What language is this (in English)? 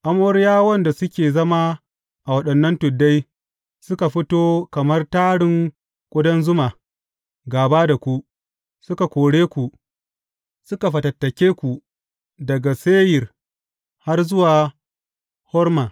Hausa